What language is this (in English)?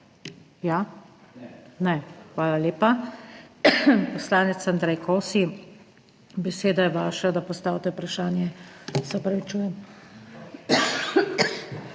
Slovenian